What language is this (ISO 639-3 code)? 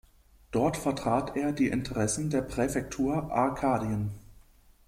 deu